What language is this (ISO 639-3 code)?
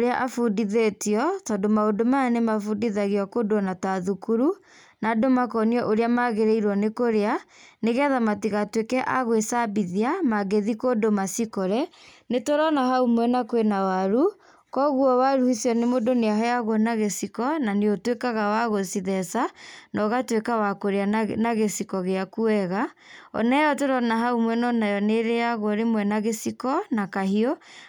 kik